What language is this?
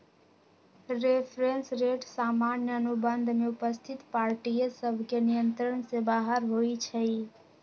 Magahi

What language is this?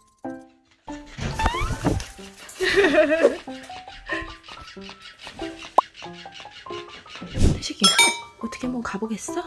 Korean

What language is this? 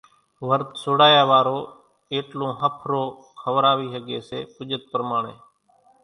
Kachi Koli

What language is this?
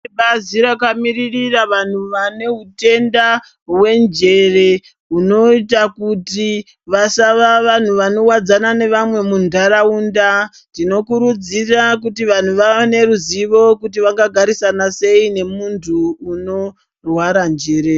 Ndau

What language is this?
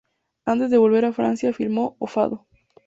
Spanish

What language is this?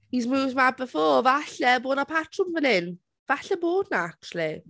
Welsh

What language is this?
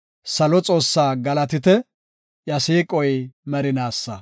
Gofa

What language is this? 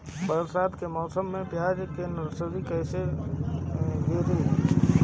Bhojpuri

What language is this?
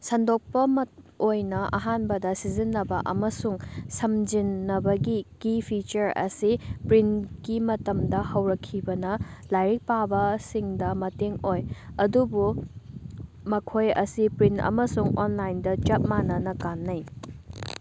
Manipuri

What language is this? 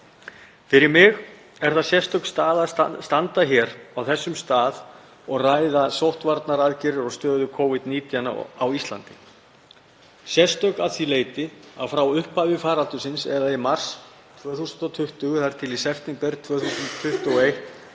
Icelandic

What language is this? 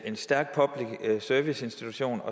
Danish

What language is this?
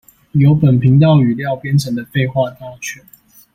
Chinese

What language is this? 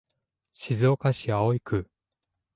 Japanese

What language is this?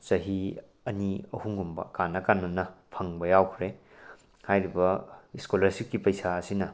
Manipuri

